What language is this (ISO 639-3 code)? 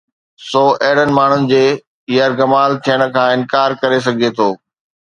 snd